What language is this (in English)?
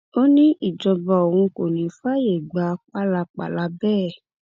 Yoruba